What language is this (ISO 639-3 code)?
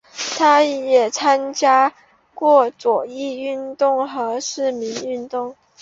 zho